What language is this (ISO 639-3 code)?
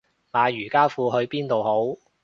yue